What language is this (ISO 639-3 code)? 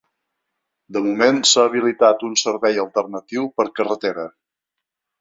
cat